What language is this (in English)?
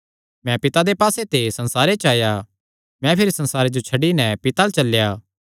Kangri